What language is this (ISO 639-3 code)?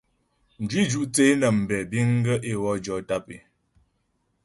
bbj